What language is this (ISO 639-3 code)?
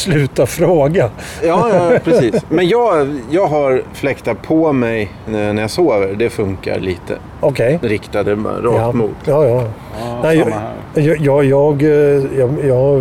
swe